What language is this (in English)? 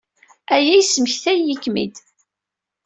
Kabyle